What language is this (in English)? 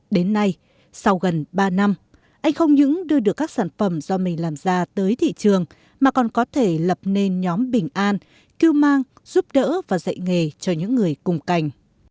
Vietnamese